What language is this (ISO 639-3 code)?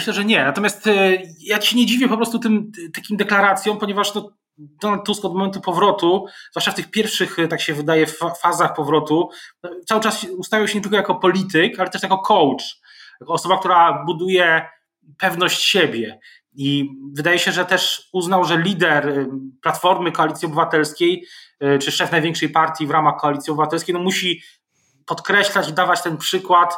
pol